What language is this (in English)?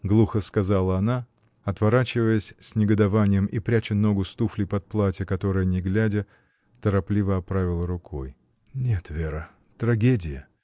Russian